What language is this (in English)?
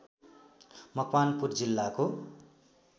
Nepali